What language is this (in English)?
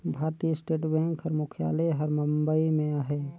Chhattisgarhi